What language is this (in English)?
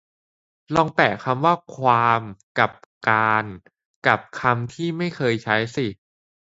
Thai